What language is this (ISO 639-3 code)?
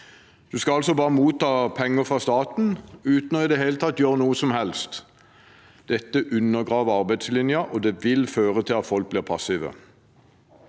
nor